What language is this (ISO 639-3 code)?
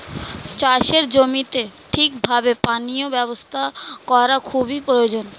ben